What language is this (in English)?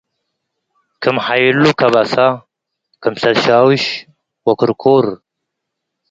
Tigre